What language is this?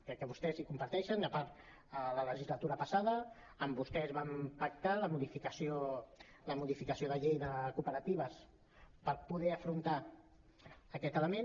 Catalan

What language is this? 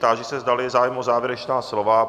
Czech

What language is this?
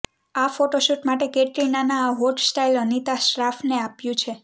Gujarati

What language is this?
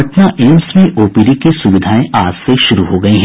Hindi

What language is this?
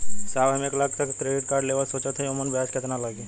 Bhojpuri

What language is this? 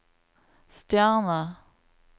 Norwegian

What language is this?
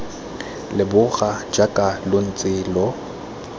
Tswana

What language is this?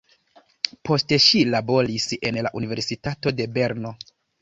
Esperanto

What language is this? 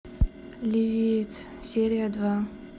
Russian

